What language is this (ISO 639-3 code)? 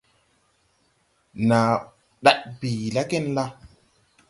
tui